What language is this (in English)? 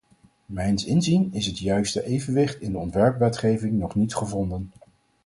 Dutch